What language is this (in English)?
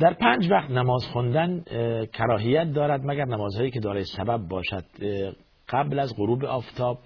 Persian